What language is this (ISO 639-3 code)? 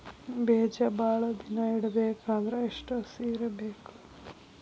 kan